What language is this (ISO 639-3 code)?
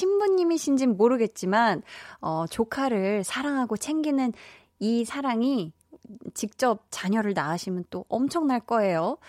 kor